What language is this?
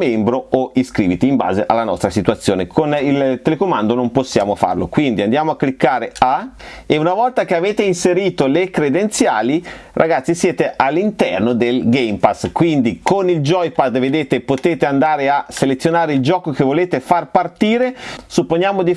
Italian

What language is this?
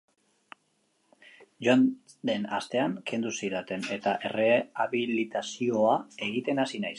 Basque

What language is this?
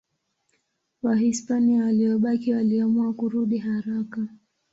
Swahili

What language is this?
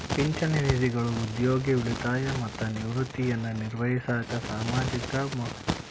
Kannada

